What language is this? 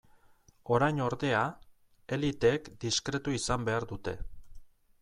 Basque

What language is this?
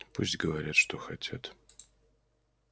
Russian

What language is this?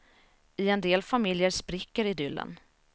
Swedish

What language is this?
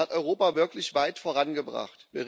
German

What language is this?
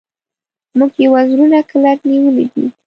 Pashto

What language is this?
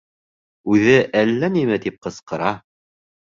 Bashkir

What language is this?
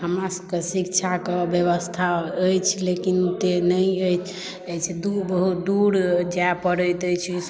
Maithili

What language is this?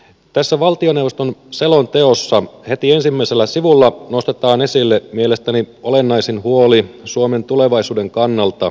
Finnish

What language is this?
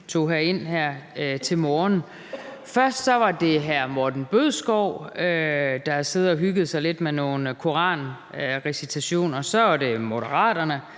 Danish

